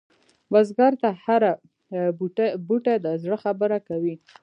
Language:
Pashto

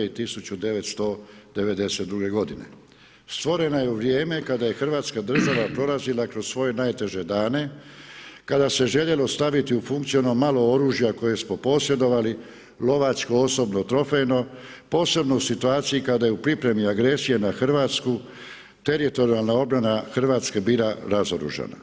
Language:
Croatian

